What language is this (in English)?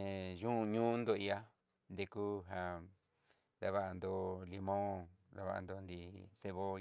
Southeastern Nochixtlán Mixtec